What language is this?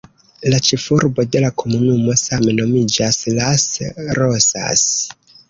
Esperanto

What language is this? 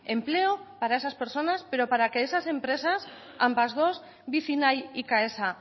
Spanish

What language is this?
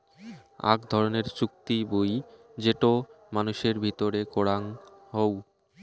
Bangla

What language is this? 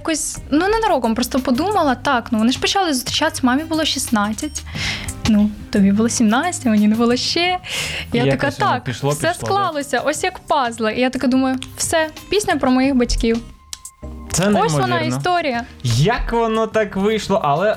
Ukrainian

